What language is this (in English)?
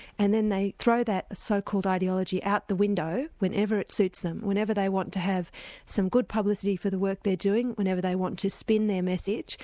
English